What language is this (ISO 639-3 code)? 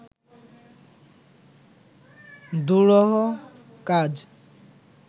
ben